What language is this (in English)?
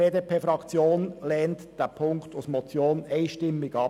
Swiss German